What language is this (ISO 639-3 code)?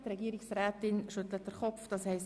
gsw